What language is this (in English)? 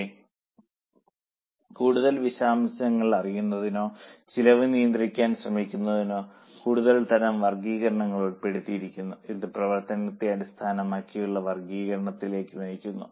Malayalam